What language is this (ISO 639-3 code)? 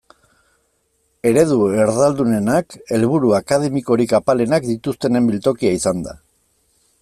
eus